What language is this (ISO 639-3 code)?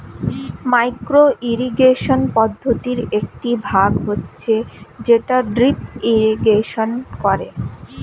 ben